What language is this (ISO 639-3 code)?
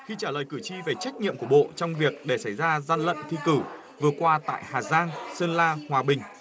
vie